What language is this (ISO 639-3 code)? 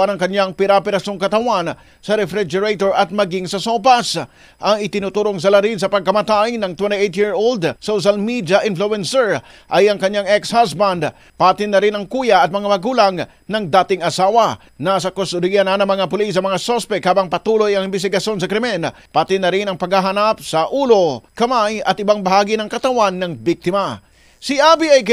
fil